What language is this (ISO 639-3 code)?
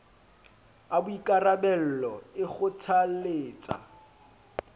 sot